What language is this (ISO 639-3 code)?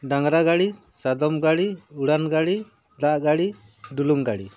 sat